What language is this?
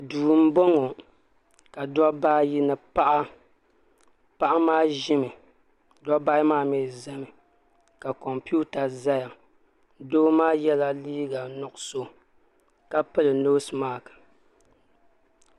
Dagbani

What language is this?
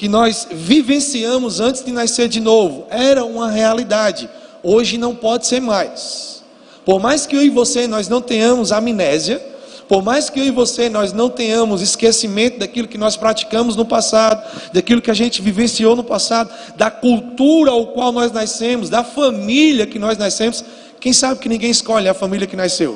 Portuguese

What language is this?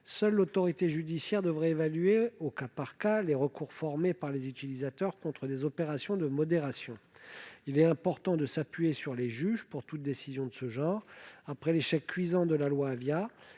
French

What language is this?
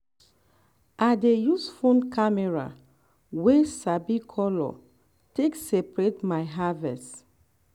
Nigerian Pidgin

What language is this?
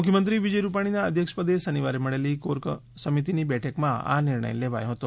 Gujarati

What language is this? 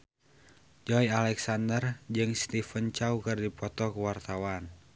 Sundanese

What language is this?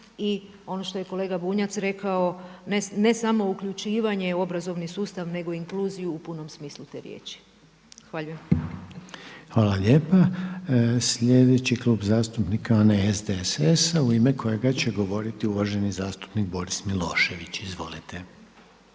Croatian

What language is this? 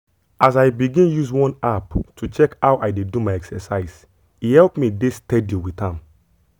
Nigerian Pidgin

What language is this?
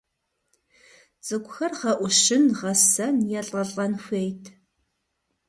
Kabardian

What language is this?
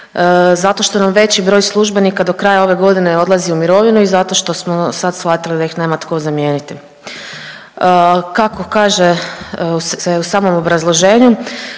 Croatian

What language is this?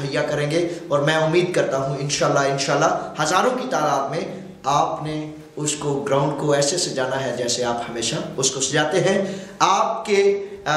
Hindi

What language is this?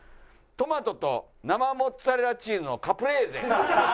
Japanese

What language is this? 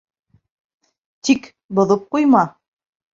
Bashkir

